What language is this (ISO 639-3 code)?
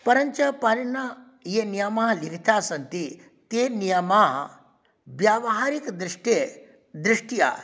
san